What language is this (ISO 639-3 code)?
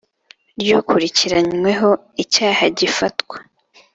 kin